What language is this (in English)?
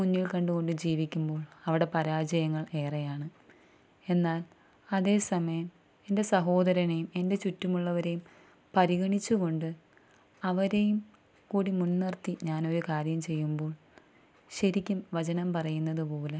Malayalam